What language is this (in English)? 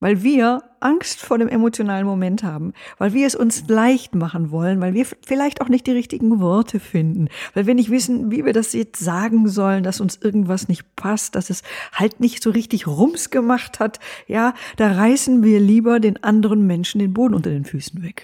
German